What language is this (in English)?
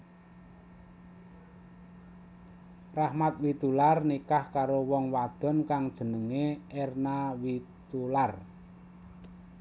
Javanese